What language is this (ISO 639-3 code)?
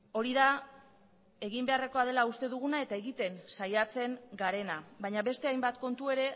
eus